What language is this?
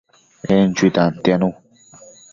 Matsés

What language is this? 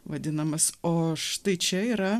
Lithuanian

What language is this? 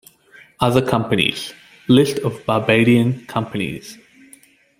English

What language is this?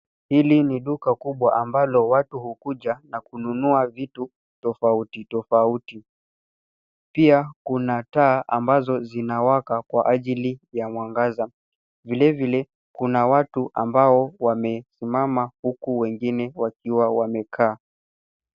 Swahili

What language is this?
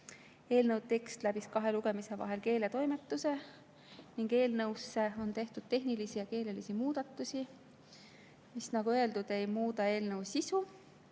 Estonian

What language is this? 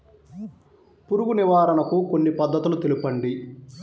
Telugu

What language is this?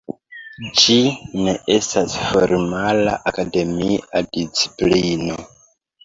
Esperanto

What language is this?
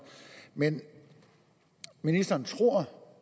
Danish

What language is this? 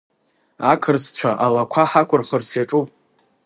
Abkhazian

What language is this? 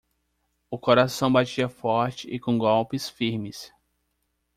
Portuguese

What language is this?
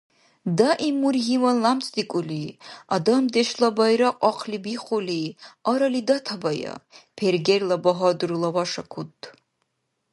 Dargwa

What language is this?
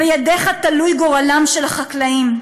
Hebrew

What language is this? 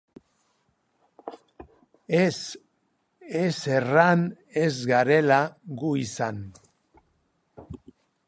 Basque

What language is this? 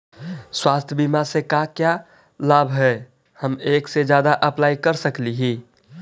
Magahi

